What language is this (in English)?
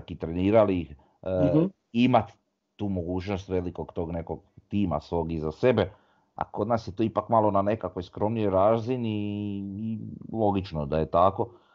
Croatian